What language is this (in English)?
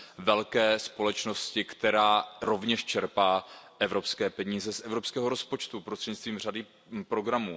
Czech